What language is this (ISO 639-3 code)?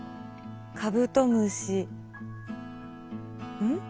jpn